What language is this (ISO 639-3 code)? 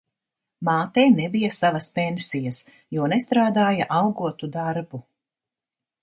lav